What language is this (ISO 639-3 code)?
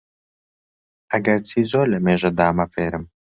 ckb